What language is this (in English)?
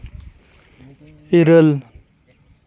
Santali